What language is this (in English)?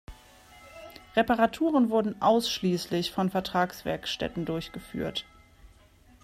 German